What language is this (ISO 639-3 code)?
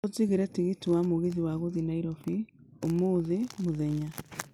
kik